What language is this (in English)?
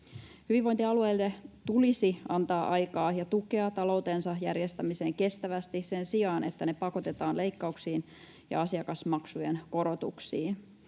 Finnish